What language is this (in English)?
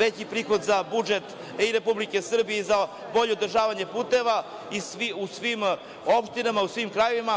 Serbian